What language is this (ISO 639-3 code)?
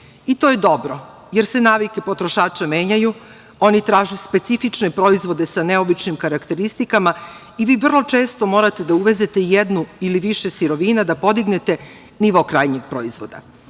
srp